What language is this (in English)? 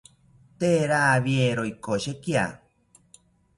South Ucayali Ashéninka